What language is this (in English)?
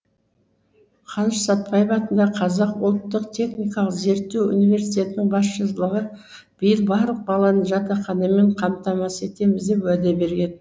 Kazakh